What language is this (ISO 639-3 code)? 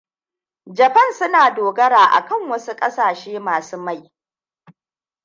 hau